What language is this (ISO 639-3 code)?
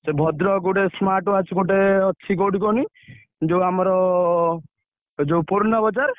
ori